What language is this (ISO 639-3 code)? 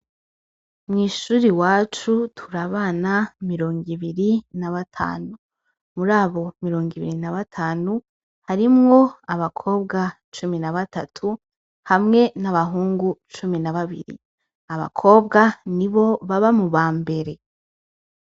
run